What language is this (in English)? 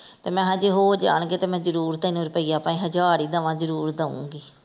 Punjabi